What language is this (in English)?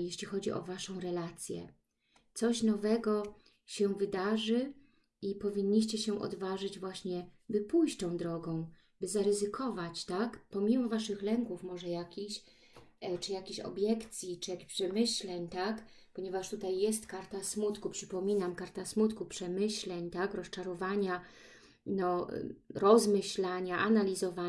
Polish